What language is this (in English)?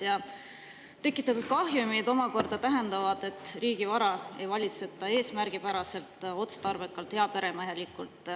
Estonian